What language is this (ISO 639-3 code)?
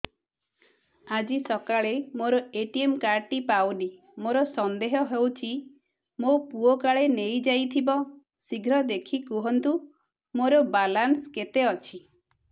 ori